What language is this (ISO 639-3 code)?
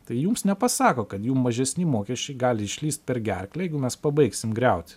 lit